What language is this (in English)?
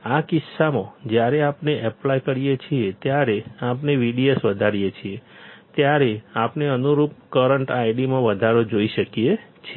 Gujarati